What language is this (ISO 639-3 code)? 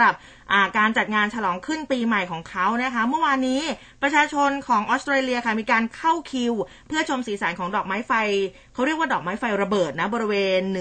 tha